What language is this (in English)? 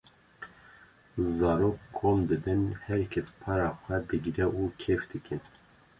Kurdish